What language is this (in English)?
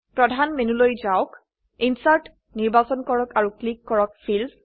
Assamese